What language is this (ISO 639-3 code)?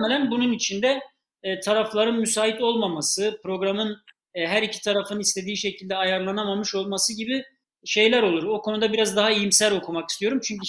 tur